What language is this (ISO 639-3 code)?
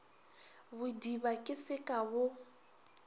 nso